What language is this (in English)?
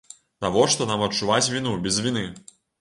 Belarusian